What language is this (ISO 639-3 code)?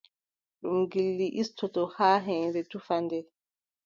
fub